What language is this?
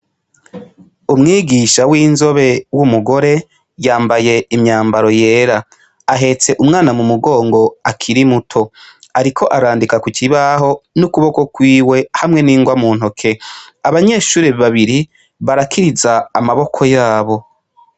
Rundi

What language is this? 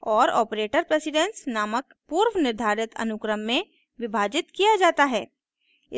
Hindi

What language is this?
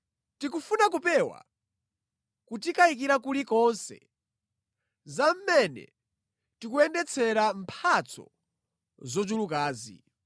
Nyanja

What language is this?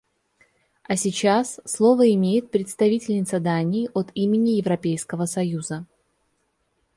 Russian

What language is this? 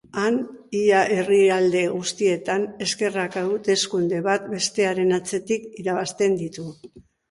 Basque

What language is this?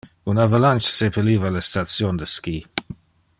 Interlingua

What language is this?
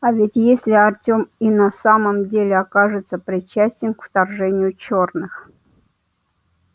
Russian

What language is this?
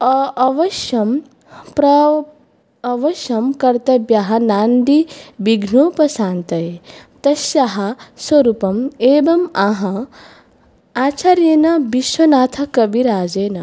Sanskrit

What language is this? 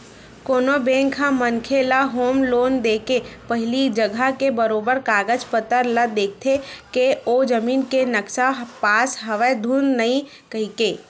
Chhattisgarhi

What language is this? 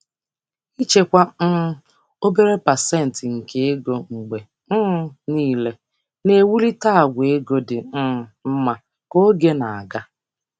Igbo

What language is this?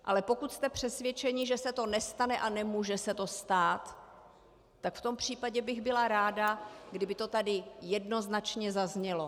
Czech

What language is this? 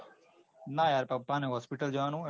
Gujarati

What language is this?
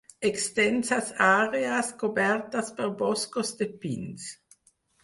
Catalan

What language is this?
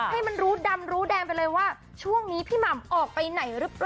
Thai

